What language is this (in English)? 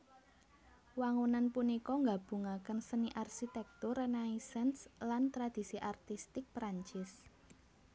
Javanese